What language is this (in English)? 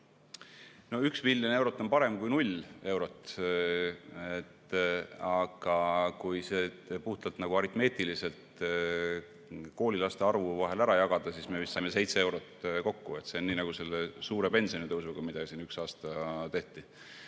Estonian